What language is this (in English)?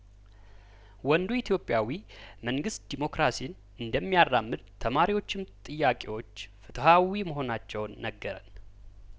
Amharic